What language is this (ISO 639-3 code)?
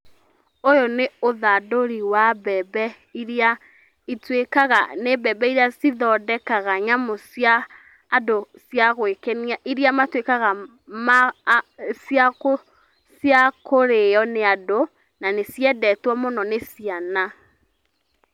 kik